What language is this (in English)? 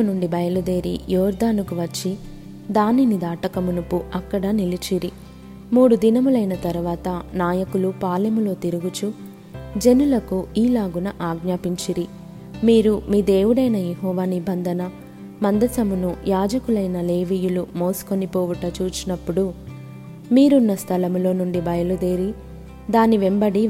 Telugu